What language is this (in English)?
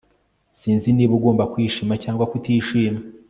Kinyarwanda